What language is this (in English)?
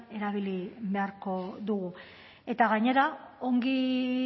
Basque